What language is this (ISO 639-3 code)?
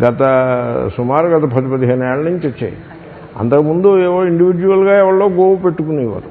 tel